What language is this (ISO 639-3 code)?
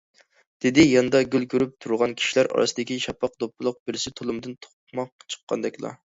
uig